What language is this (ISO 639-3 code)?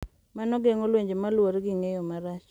luo